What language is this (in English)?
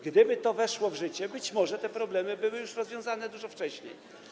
Polish